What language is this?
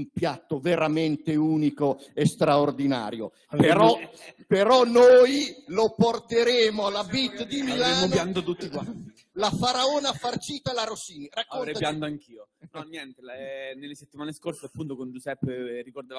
Italian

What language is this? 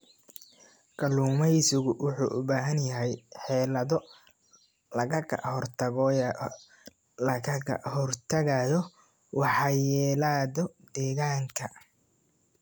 Somali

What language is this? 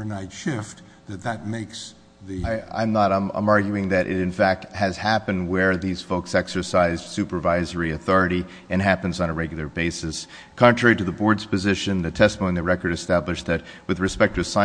English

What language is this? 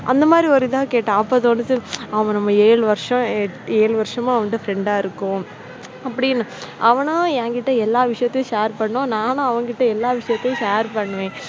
Tamil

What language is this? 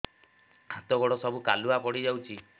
Odia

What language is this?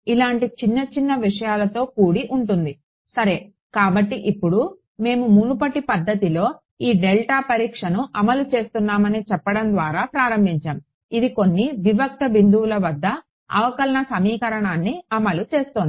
Telugu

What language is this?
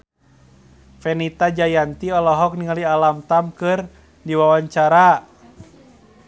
Sundanese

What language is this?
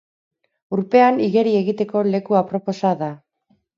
Basque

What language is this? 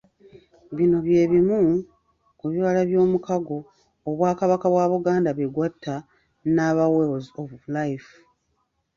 Ganda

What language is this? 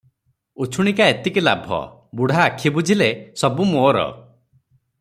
Odia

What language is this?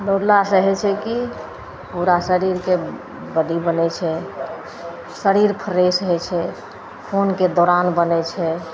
Maithili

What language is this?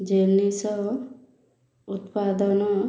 Odia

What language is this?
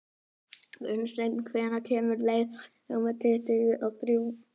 Icelandic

